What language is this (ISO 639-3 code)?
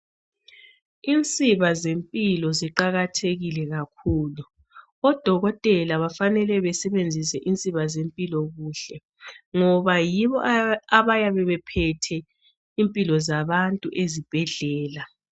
nde